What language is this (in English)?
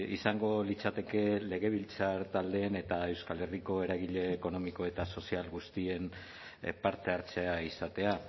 Basque